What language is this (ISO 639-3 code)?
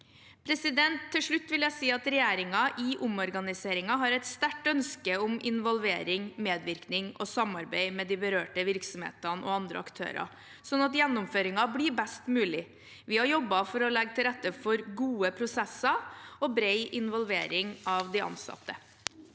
nor